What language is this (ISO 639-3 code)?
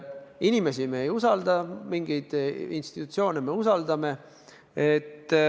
est